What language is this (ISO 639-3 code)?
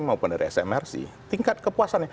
ind